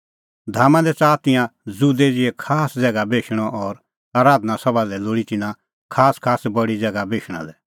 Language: Kullu Pahari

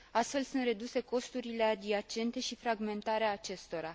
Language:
Romanian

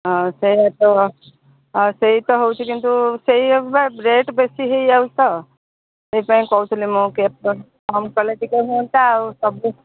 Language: Odia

